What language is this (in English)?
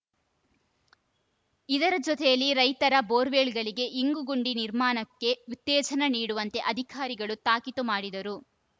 Kannada